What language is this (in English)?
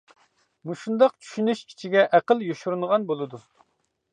Uyghur